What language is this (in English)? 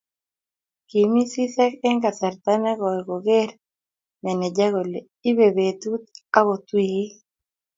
Kalenjin